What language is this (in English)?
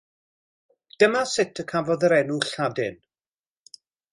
Welsh